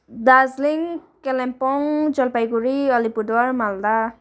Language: Nepali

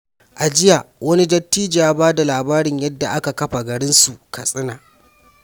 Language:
Hausa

